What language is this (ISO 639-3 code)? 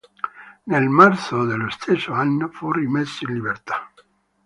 ita